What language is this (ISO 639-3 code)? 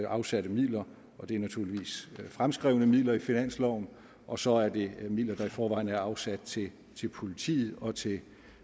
dan